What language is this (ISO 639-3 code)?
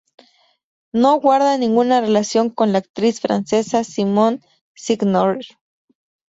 spa